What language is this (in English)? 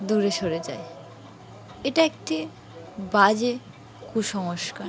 Bangla